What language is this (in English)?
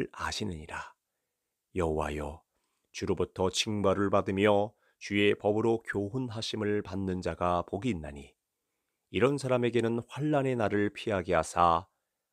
Korean